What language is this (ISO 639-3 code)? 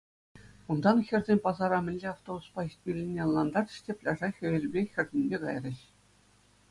chv